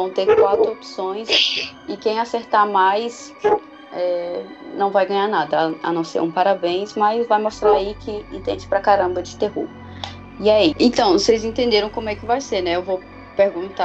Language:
Portuguese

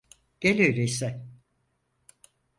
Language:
Turkish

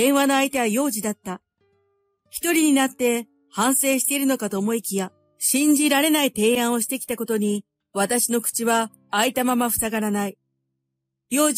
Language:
Japanese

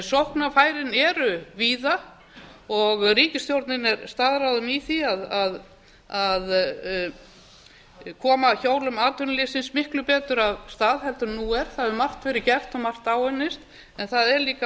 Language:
Icelandic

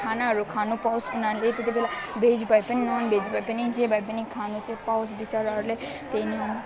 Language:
Nepali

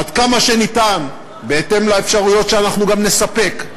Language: Hebrew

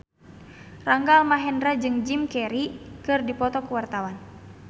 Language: Sundanese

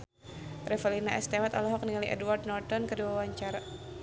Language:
Sundanese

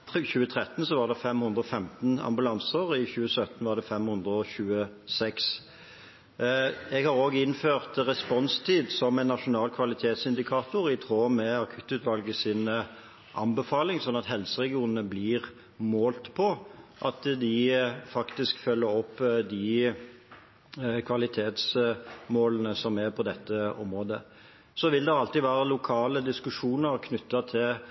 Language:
Norwegian Bokmål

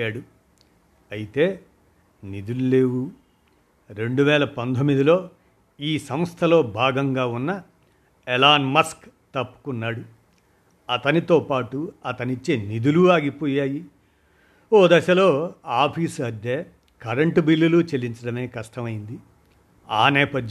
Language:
Telugu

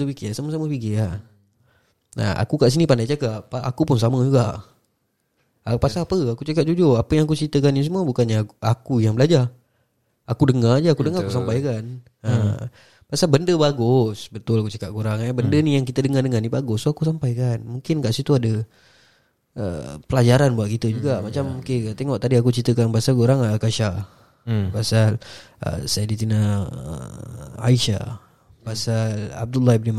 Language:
Malay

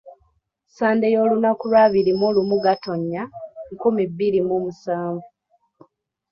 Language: Ganda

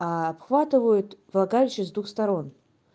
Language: Russian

